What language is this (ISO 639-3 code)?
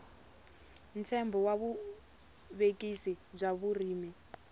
tso